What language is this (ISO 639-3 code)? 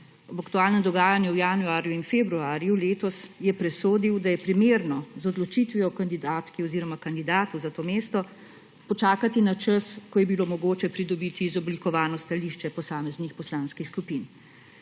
slv